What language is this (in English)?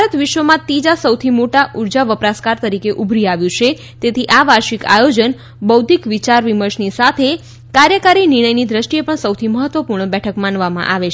Gujarati